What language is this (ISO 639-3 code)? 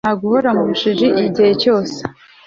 kin